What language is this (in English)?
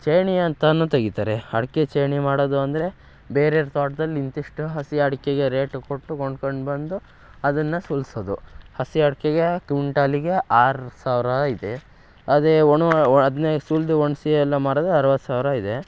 Kannada